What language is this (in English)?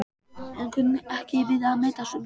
Icelandic